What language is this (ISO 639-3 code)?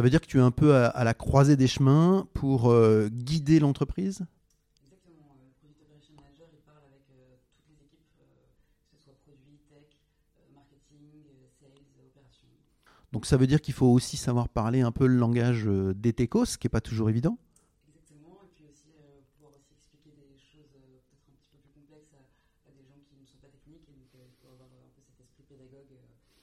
fra